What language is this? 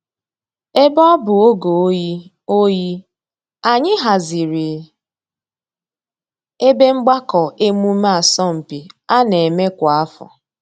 Igbo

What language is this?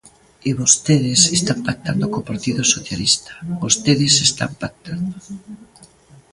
Galician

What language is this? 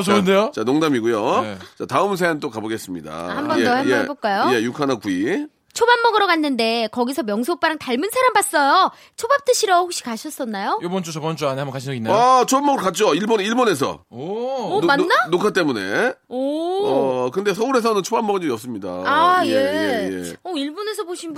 Korean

